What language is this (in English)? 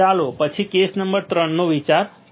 Gujarati